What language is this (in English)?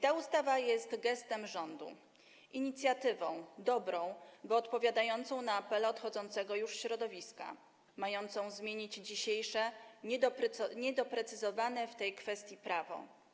Polish